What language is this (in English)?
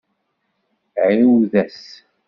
Kabyle